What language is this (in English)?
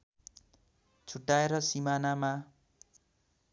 Nepali